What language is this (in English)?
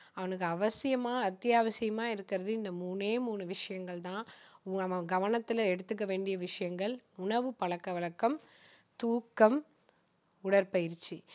Tamil